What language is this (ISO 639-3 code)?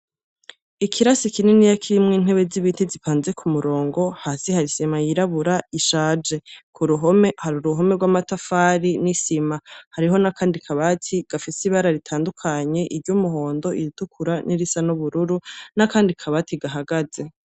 run